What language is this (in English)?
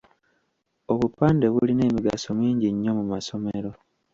Ganda